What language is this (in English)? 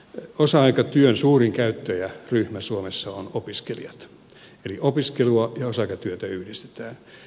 Finnish